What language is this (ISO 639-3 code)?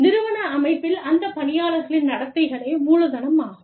tam